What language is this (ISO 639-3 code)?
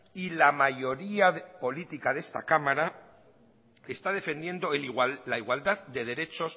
spa